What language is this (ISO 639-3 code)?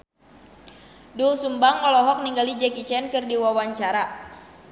sun